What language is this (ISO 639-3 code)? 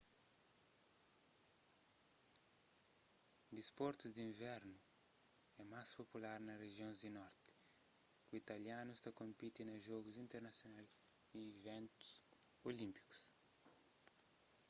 kea